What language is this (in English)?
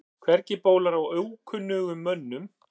Icelandic